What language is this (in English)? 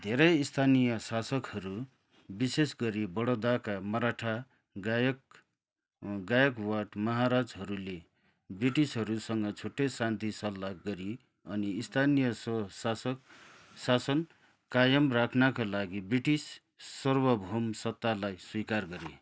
Nepali